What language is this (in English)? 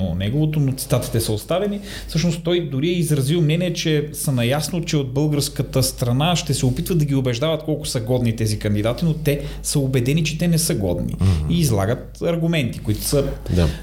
Bulgarian